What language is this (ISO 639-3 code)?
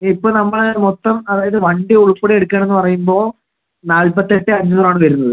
mal